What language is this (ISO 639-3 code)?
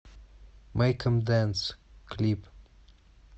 rus